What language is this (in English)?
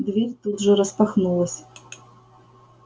Russian